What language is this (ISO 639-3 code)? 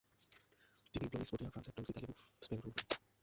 ben